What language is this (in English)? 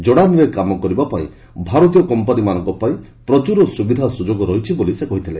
Odia